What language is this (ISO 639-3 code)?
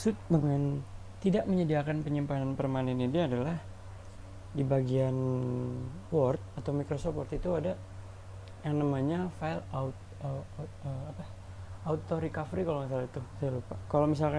ind